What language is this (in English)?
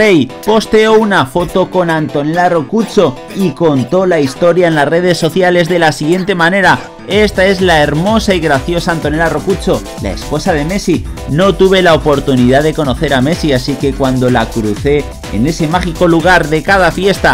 Spanish